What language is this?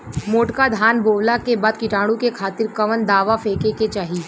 Bhojpuri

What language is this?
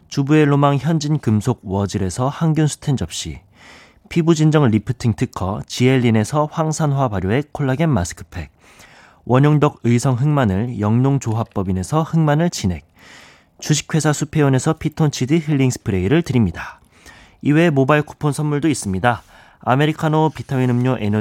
Korean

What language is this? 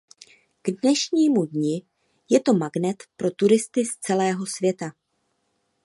Czech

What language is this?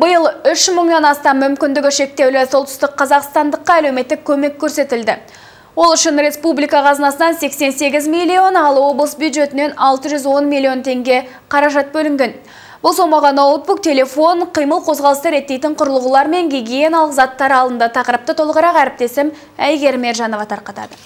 Russian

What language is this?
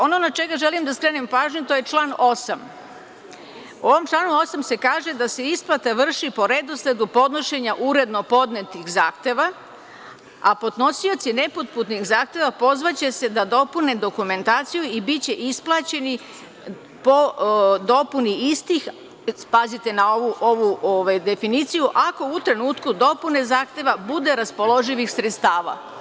Serbian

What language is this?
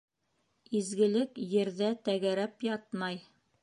Bashkir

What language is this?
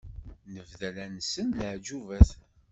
Kabyle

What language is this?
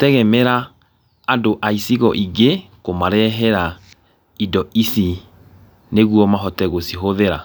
Kikuyu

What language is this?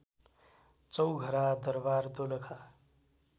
Nepali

